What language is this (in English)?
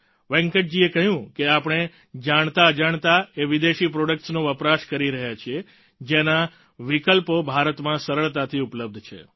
Gujarati